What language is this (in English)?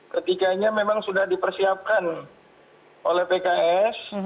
Indonesian